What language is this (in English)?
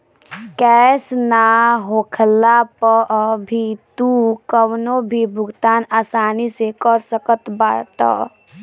Bhojpuri